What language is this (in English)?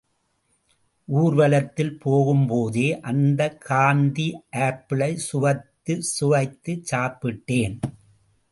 Tamil